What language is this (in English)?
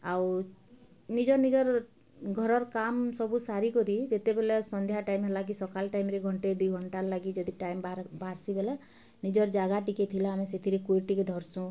Odia